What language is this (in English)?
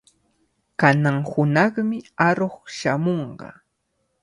Cajatambo North Lima Quechua